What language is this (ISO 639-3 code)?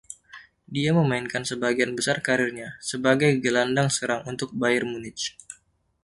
ind